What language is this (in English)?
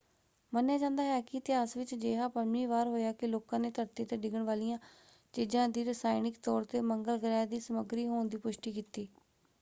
Punjabi